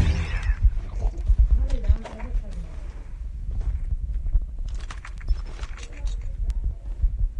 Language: Georgian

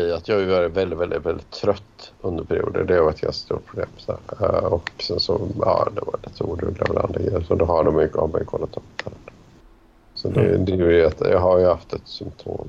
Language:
Swedish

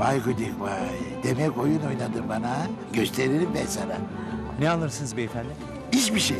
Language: Turkish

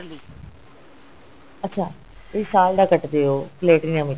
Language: Punjabi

